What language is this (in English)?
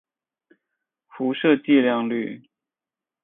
Chinese